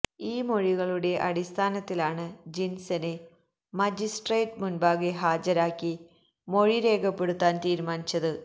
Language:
Malayalam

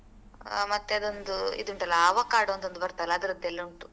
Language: Kannada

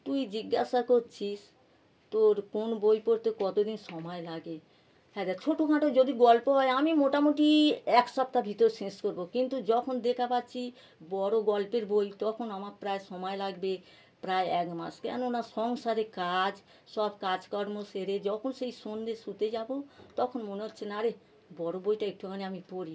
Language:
Bangla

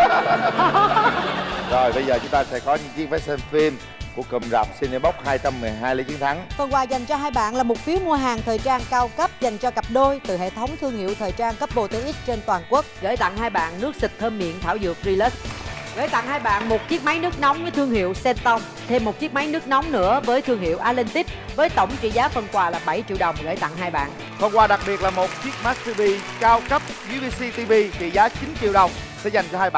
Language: Vietnamese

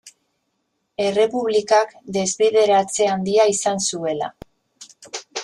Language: Basque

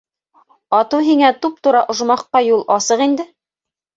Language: Bashkir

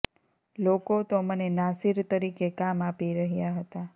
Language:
Gujarati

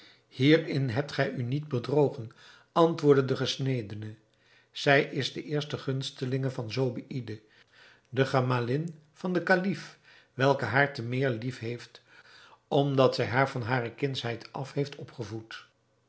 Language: Dutch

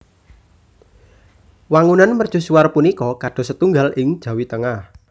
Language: Javanese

